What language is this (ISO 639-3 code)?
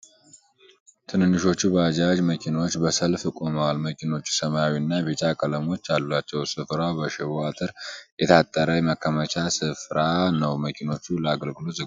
amh